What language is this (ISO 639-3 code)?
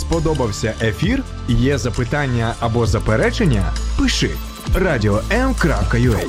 ukr